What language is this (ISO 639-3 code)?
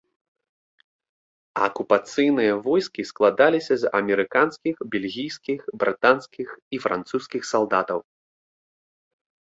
bel